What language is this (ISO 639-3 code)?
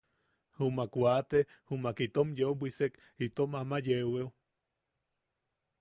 yaq